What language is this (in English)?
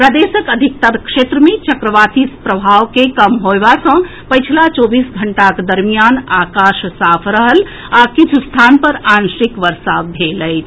Maithili